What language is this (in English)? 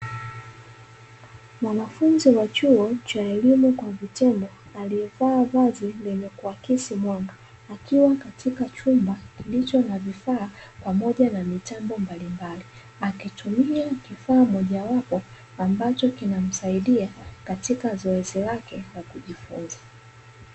Swahili